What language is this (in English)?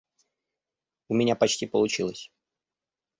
Russian